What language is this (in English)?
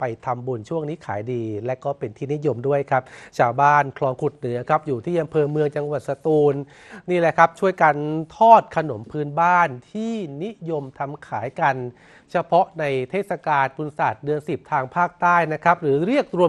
Thai